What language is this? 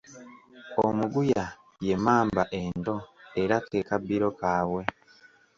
Ganda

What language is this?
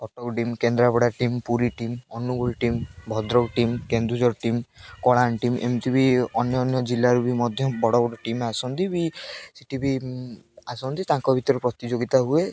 Odia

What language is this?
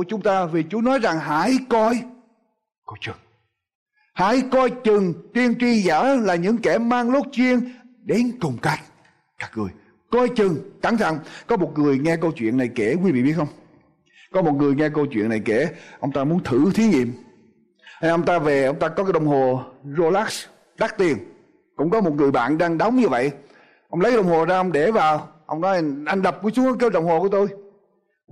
Vietnamese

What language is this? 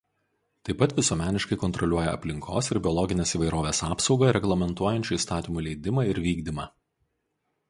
Lithuanian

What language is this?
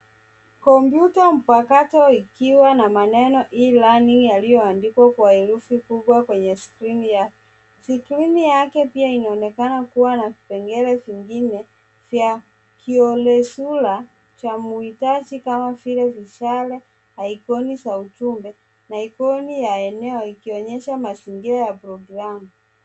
Swahili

